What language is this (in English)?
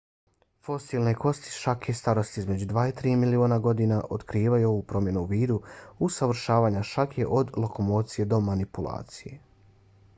Bosnian